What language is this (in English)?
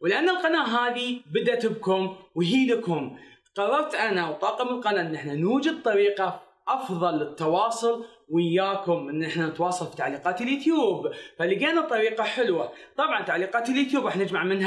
Arabic